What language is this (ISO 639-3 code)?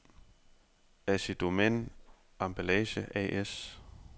dan